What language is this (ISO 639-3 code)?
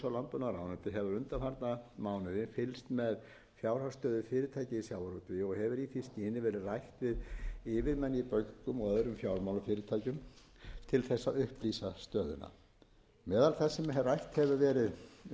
isl